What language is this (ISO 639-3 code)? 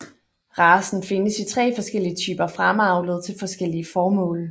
dan